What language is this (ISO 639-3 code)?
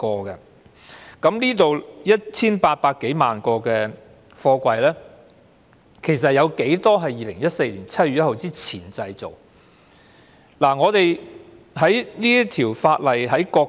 yue